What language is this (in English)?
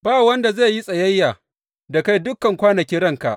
Hausa